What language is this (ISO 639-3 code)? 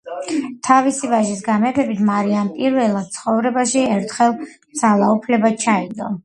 kat